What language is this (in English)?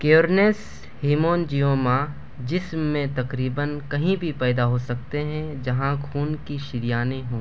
Urdu